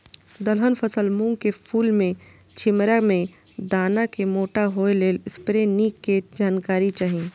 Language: Maithili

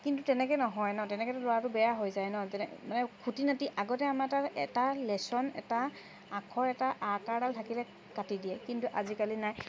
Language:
Assamese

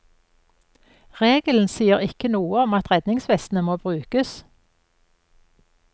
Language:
Norwegian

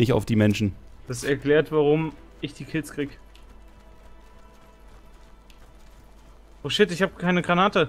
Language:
German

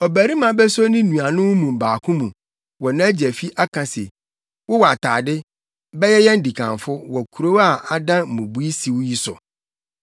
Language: Akan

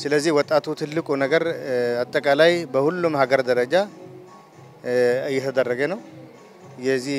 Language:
Arabic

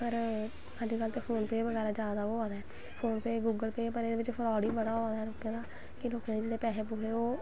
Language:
Dogri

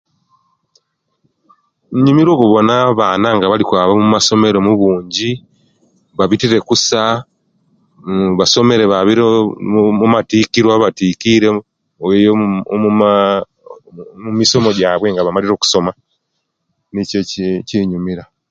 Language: Kenyi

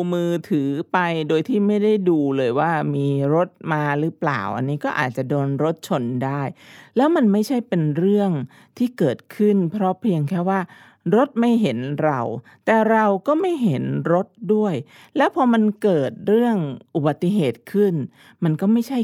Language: Thai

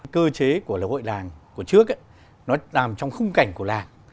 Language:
Vietnamese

